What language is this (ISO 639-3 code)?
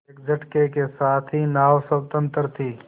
hin